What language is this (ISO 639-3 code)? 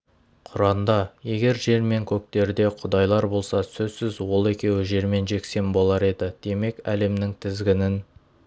kaz